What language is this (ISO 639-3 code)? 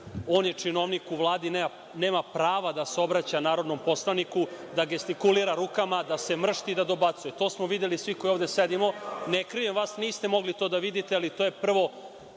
srp